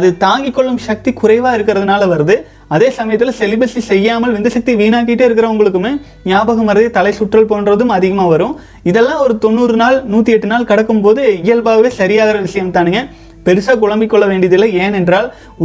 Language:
Tamil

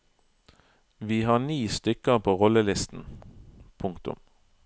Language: Norwegian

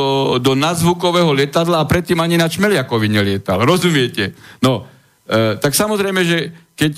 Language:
Slovak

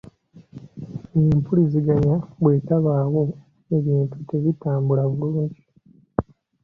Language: Ganda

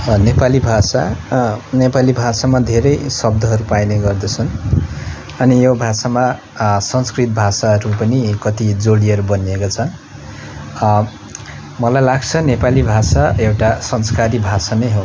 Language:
Nepali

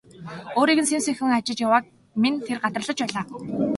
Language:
Mongolian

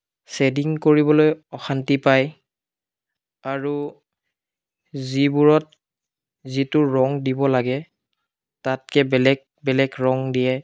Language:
Assamese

